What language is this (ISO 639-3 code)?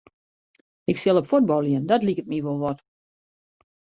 fry